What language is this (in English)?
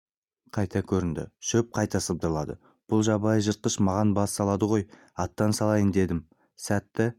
Kazakh